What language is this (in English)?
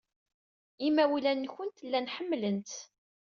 Kabyle